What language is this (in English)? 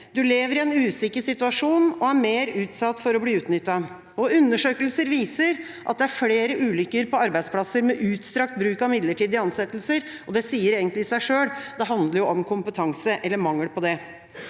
Norwegian